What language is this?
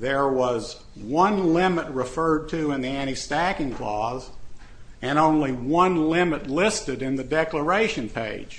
English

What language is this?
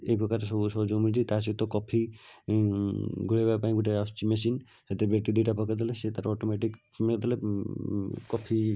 Odia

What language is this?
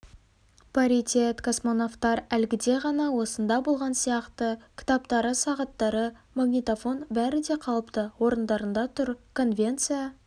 Kazakh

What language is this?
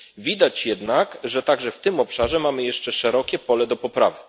Polish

